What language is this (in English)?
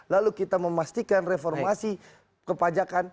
Indonesian